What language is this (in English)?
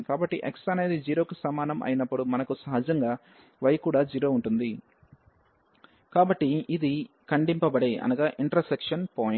Telugu